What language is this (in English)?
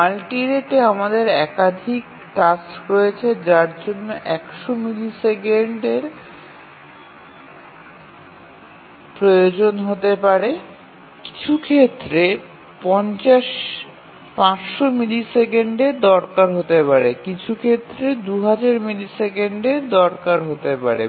Bangla